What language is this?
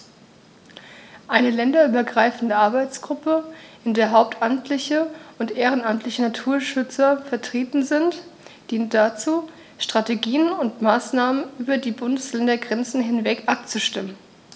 German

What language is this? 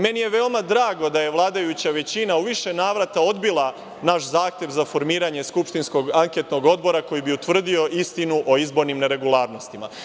Serbian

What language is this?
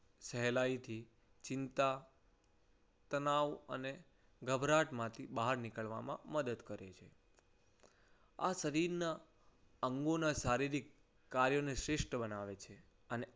Gujarati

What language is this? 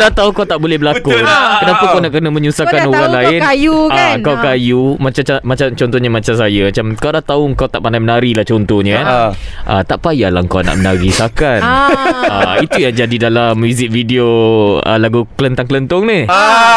Malay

